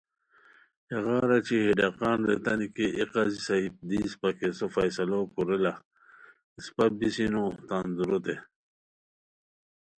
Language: Khowar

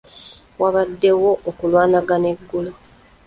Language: Ganda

